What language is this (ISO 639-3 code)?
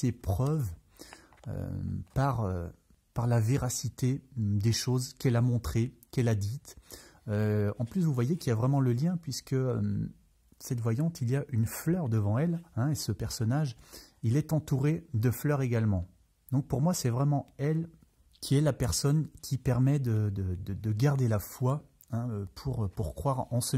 fra